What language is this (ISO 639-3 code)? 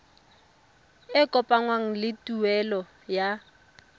tsn